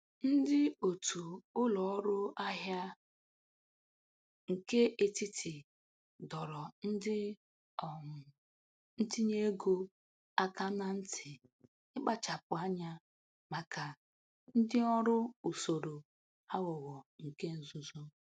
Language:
Igbo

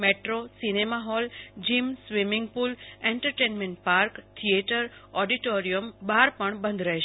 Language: Gujarati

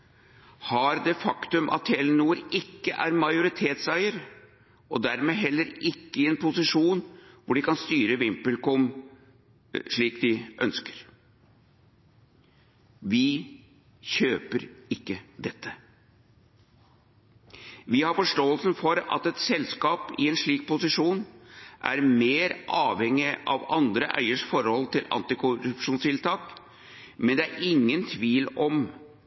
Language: Norwegian Bokmål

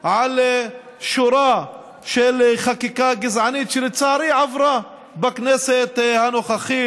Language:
Hebrew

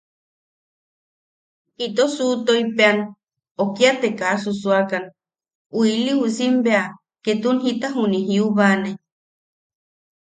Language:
Yaqui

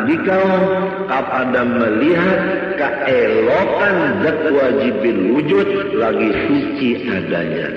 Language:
Indonesian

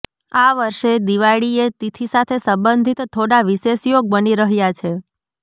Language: Gujarati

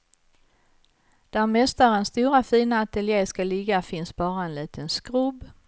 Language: Swedish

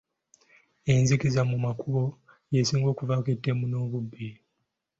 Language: Ganda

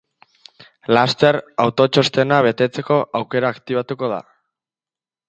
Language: Basque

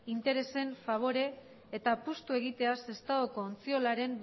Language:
Basque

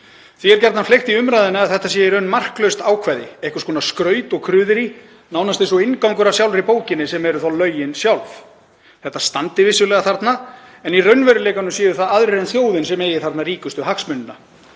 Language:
Icelandic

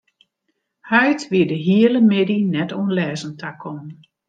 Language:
Western Frisian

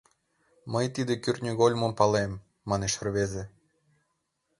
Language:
Mari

